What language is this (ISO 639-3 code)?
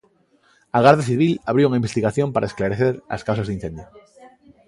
glg